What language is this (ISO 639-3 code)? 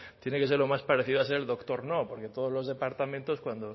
spa